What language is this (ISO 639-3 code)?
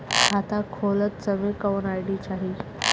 bho